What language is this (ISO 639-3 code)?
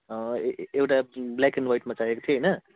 nep